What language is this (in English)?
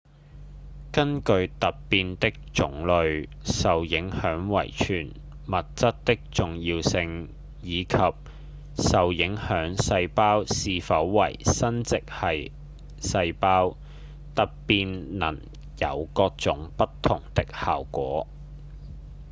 Cantonese